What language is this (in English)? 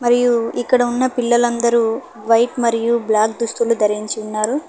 Telugu